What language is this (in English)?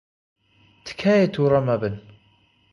Central Kurdish